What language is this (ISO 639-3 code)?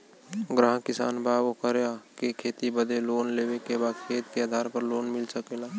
bho